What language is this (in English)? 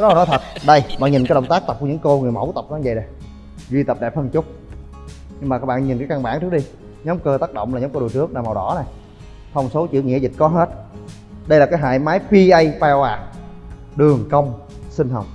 Vietnamese